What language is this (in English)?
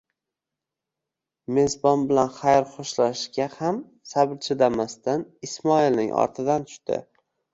Uzbek